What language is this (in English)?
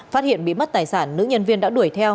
Vietnamese